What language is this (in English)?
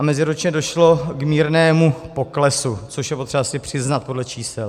Czech